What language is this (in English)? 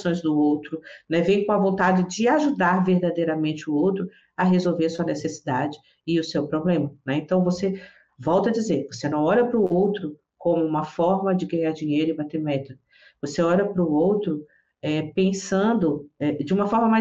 Portuguese